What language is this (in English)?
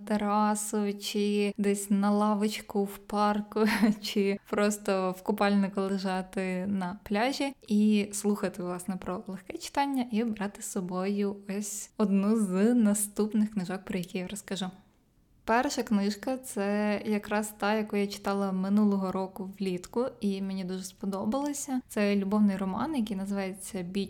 Ukrainian